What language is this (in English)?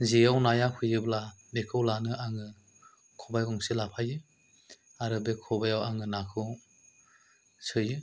Bodo